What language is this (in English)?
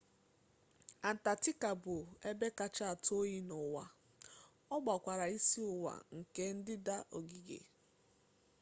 Igbo